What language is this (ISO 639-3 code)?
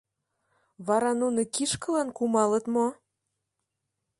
chm